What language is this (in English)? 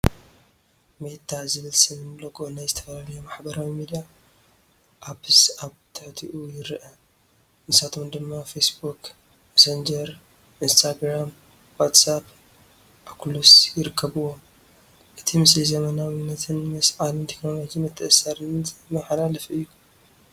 Tigrinya